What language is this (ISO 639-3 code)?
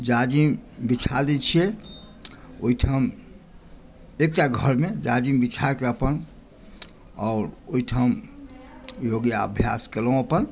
mai